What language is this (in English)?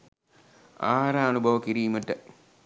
Sinhala